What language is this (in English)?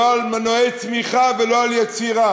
Hebrew